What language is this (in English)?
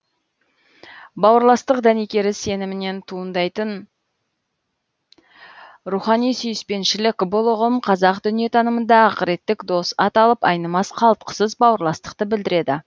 Kazakh